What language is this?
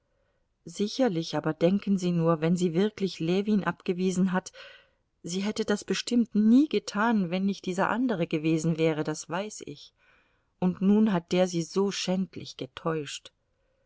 German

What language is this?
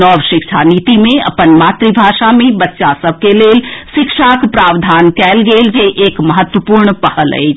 Maithili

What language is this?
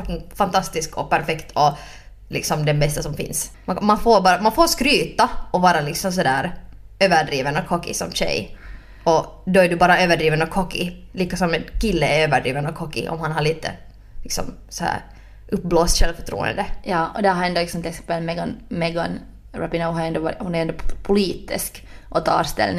Swedish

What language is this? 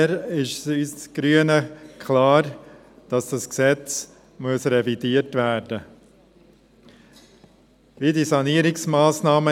Swiss German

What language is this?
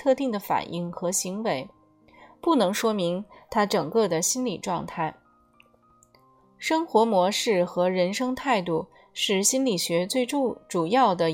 Chinese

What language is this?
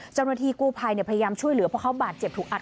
Thai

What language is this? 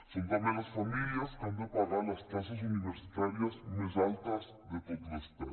Catalan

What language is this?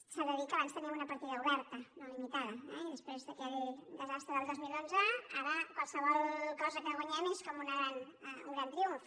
Catalan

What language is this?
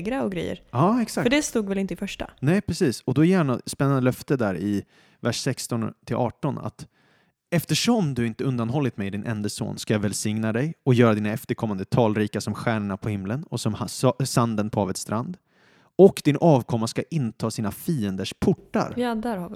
Swedish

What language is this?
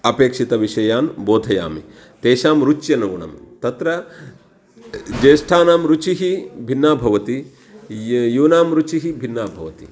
Sanskrit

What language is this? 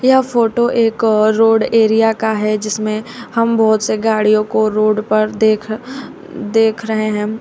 Hindi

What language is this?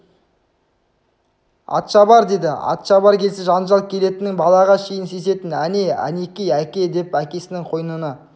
Kazakh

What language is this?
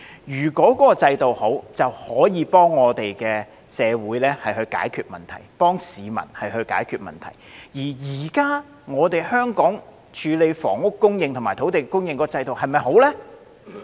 Cantonese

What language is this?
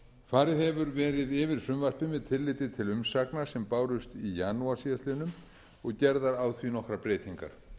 Icelandic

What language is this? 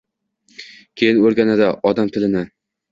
Uzbek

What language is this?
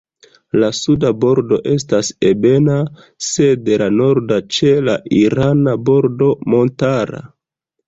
Esperanto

